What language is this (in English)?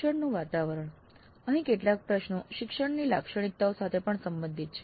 Gujarati